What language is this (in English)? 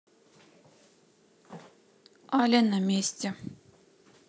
Russian